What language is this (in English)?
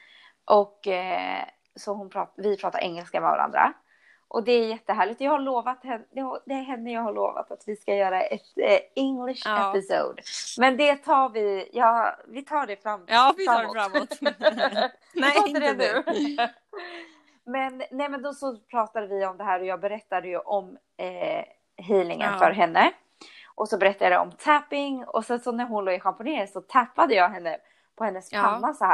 Swedish